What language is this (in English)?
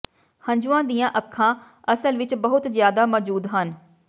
Punjabi